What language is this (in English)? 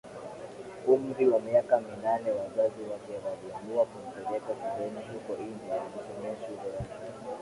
Swahili